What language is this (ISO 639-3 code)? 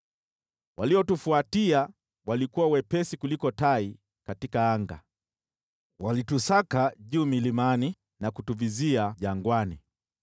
swa